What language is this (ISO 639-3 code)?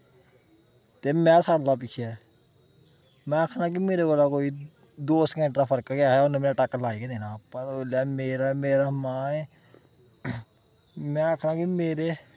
doi